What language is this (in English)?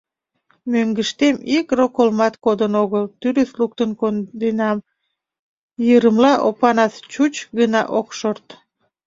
Mari